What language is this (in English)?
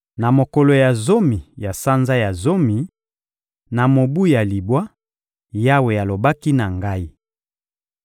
Lingala